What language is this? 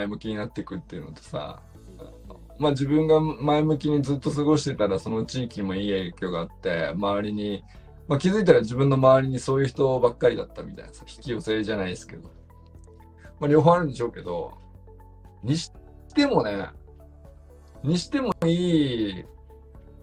Japanese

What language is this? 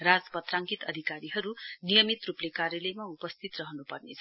Nepali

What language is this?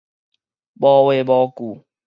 Min Nan Chinese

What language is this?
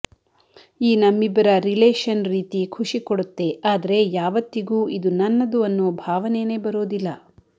Kannada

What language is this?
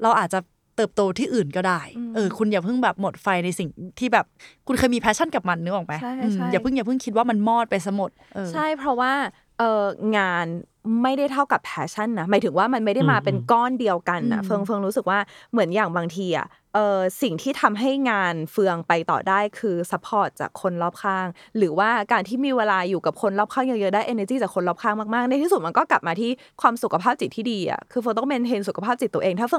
Thai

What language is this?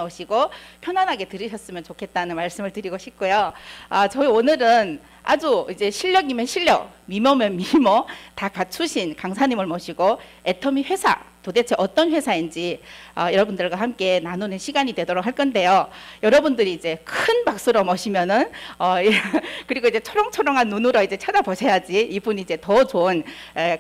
Korean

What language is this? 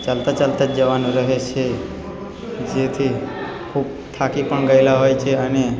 Gujarati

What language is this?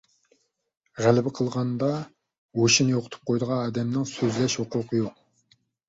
Uyghur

